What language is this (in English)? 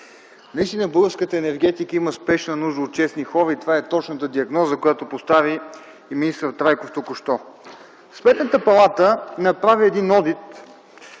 Bulgarian